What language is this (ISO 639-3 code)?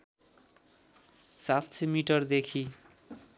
nep